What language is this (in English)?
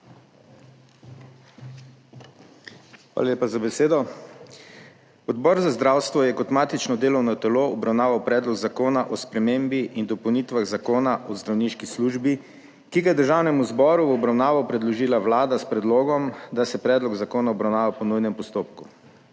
Slovenian